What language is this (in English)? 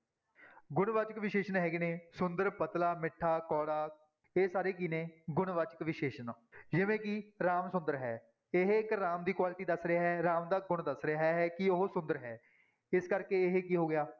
Punjabi